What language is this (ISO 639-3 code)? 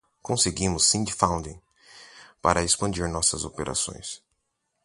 por